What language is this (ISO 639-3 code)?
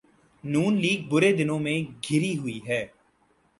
urd